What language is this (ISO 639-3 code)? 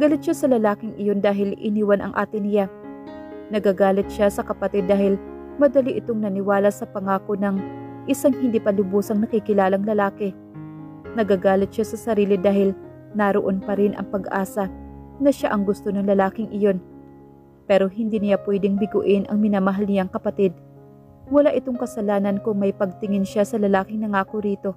fil